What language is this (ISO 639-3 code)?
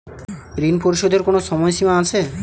ben